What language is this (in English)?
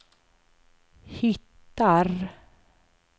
Swedish